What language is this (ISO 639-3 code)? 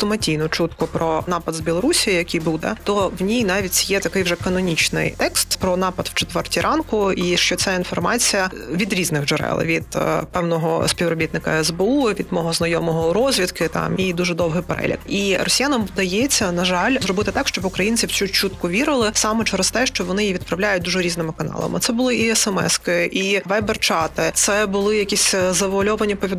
ukr